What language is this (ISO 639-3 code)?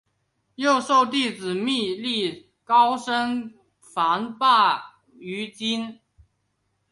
zho